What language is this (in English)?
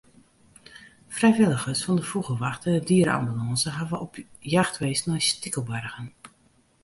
Western Frisian